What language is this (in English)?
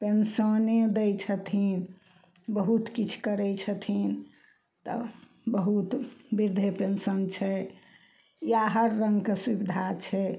Maithili